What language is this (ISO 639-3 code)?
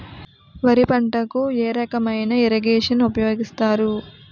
tel